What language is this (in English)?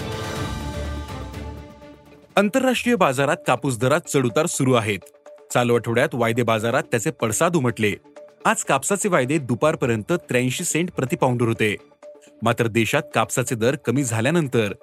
Marathi